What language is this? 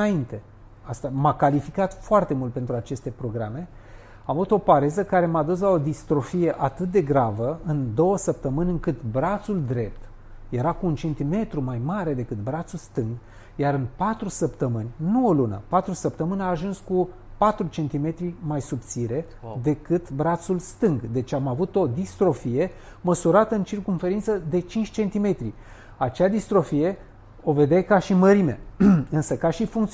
Romanian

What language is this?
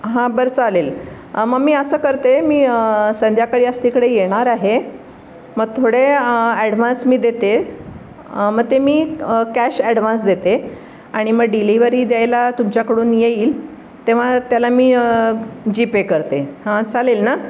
Marathi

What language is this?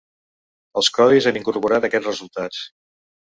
Catalan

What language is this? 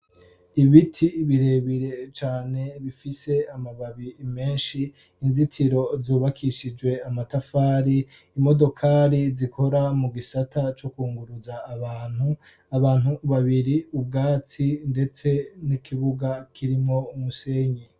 Rundi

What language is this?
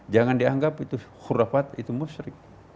Indonesian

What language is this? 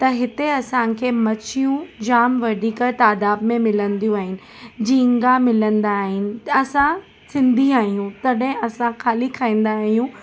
Sindhi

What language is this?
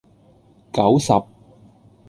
Cantonese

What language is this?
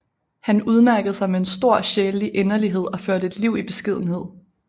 Danish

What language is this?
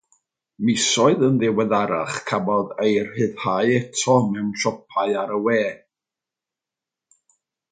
Welsh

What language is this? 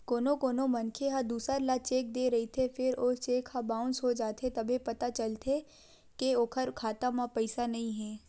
Chhattisgarhi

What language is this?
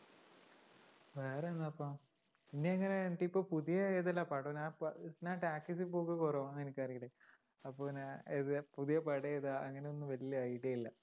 Malayalam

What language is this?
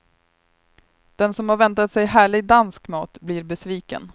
Swedish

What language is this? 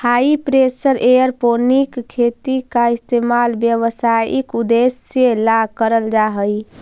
Magahi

